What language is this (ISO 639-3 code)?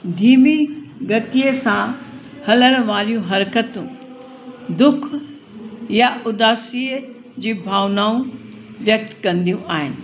snd